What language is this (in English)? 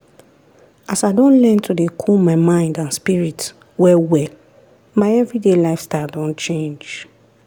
Nigerian Pidgin